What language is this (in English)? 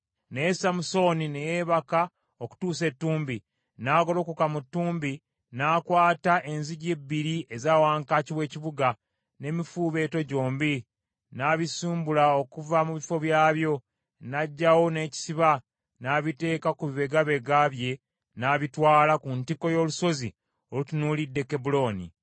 Ganda